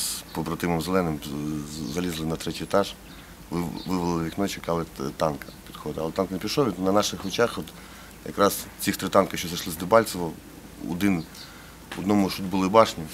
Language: Ukrainian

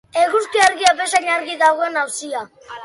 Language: Basque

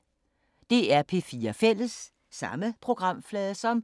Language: Danish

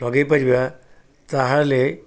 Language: Odia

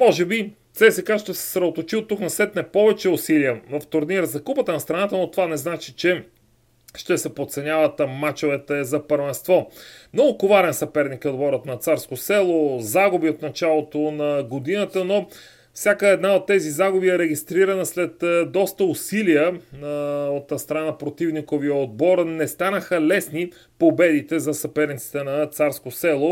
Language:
Bulgarian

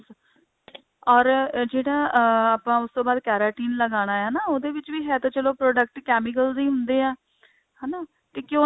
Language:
Punjabi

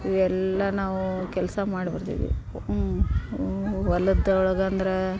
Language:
Kannada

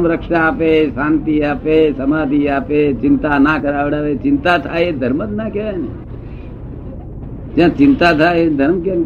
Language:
Gujarati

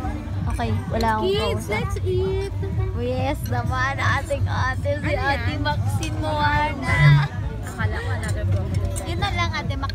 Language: Filipino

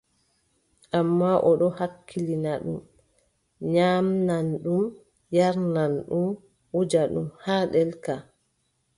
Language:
Adamawa Fulfulde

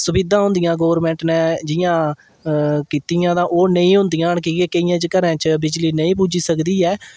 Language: Dogri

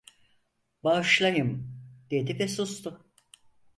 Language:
Turkish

